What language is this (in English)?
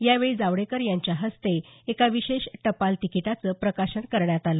Marathi